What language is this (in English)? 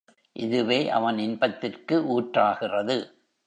Tamil